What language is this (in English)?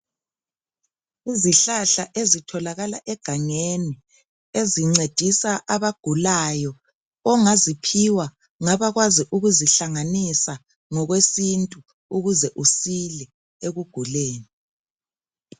North Ndebele